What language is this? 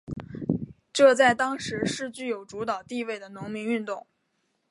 Chinese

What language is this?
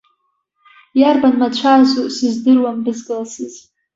Abkhazian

